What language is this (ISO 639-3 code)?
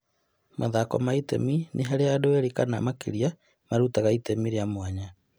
kik